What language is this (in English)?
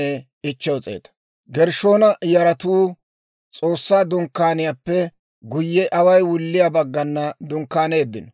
Dawro